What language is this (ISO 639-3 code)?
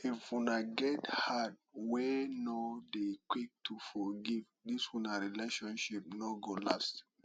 pcm